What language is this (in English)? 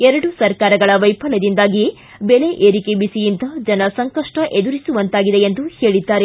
Kannada